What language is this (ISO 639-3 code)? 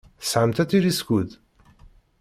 kab